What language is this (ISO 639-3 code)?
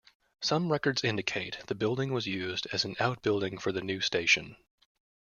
eng